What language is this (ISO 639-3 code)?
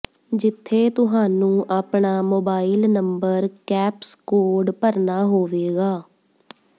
pan